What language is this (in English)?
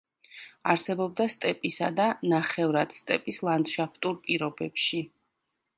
Georgian